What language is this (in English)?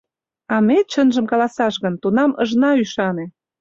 Mari